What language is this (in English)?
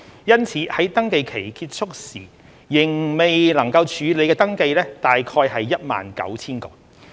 Cantonese